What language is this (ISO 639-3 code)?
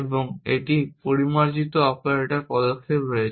ben